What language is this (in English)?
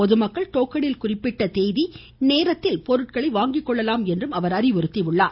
Tamil